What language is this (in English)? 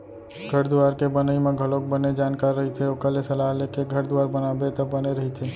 Chhattisgarhi